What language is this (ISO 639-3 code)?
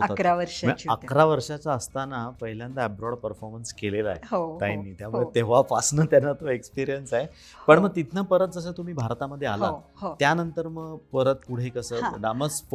mar